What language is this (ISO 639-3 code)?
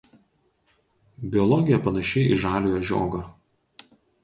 lit